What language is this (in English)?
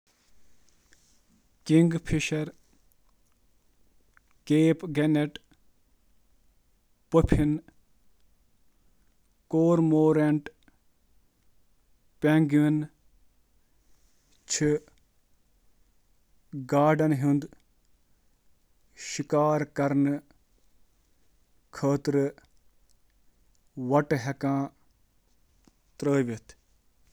Kashmiri